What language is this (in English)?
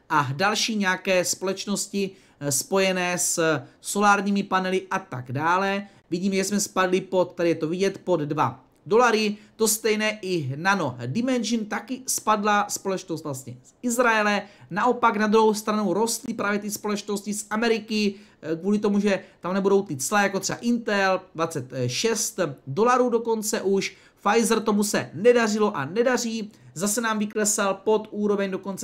Czech